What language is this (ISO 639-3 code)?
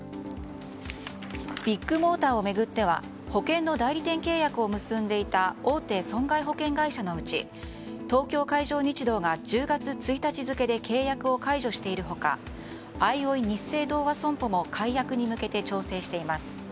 jpn